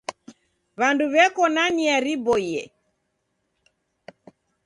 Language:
Taita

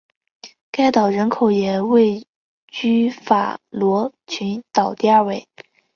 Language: Chinese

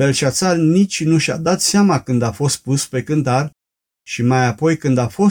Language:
Romanian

